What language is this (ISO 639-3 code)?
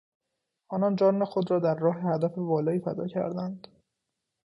fas